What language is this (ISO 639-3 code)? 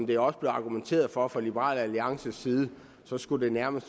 dan